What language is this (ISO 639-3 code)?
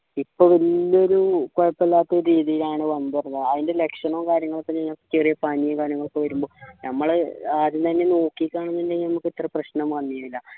mal